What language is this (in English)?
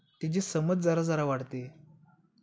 Marathi